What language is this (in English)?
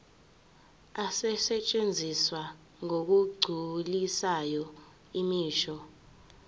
Zulu